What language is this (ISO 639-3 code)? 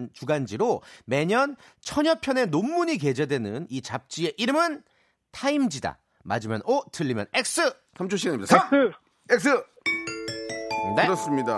kor